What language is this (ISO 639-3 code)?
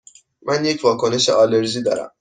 fas